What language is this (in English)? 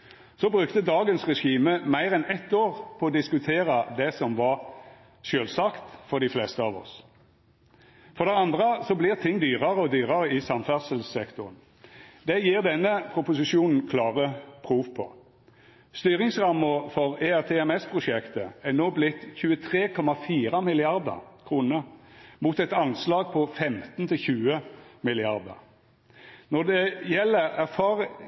Norwegian Nynorsk